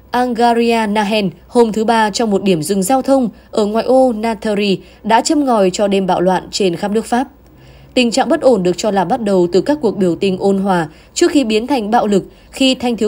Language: Vietnamese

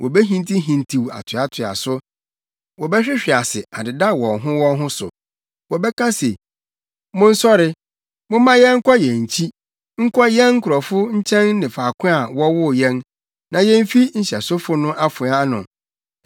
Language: Akan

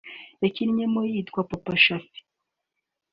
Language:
Kinyarwanda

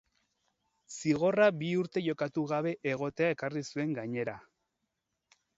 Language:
Basque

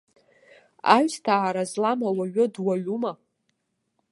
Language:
Abkhazian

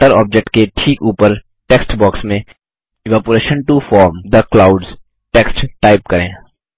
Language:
Hindi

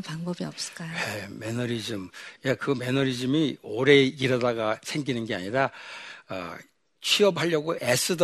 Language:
Korean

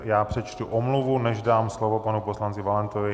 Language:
Czech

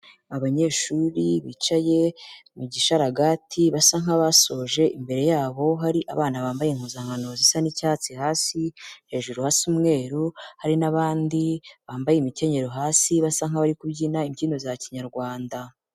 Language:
Kinyarwanda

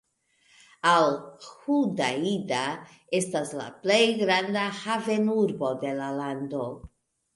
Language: Esperanto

